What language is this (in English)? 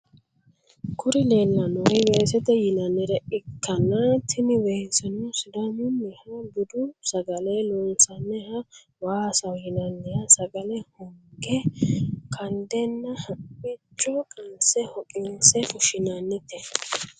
Sidamo